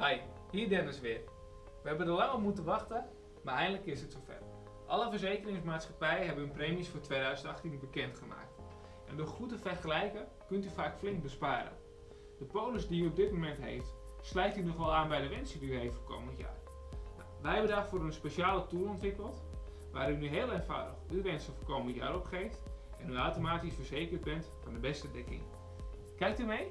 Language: Dutch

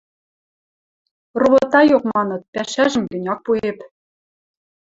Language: Western Mari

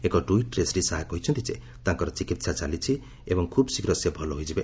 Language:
Odia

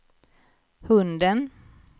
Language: Swedish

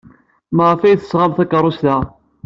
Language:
Kabyle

